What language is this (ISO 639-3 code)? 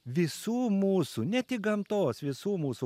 lit